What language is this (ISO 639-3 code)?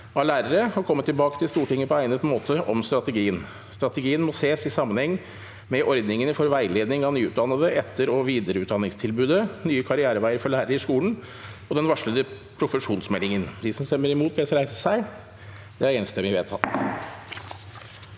nor